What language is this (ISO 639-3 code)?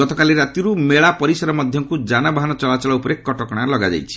ori